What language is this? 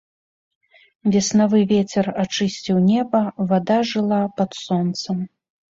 Belarusian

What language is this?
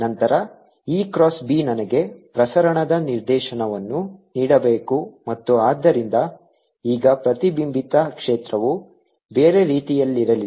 Kannada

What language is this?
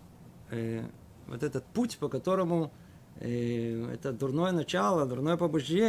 Russian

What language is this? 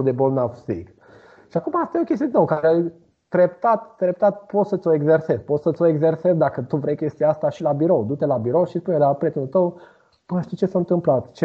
Romanian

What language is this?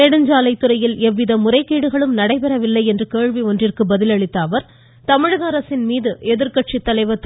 Tamil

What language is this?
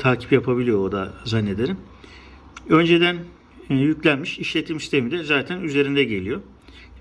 Turkish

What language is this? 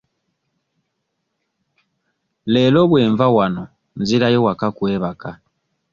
Ganda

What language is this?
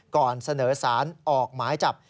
Thai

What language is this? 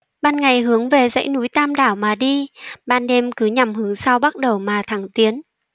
Vietnamese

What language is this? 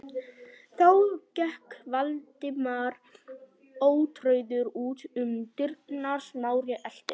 Icelandic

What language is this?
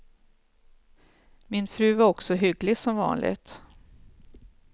Swedish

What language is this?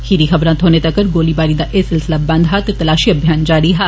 Dogri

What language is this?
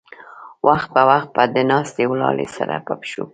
Pashto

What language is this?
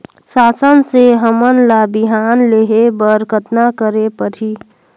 Chhattisgarhi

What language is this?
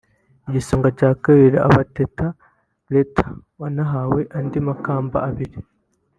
Kinyarwanda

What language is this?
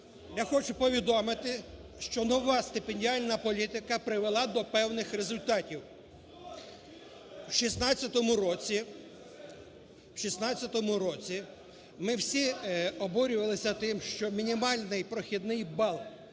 Ukrainian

